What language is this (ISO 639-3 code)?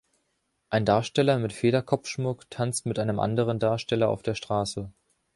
deu